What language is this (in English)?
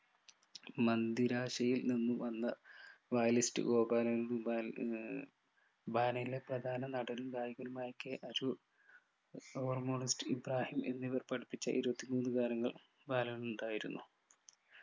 Malayalam